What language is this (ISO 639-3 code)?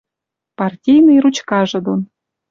mrj